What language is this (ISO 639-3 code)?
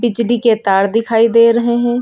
hin